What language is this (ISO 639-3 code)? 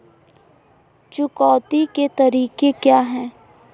hin